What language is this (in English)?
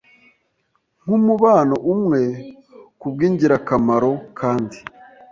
Kinyarwanda